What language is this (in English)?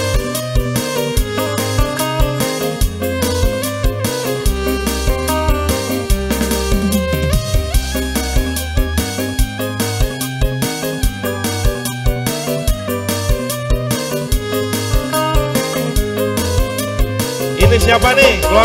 Indonesian